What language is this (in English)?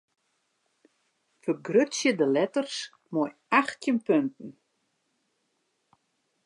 Western Frisian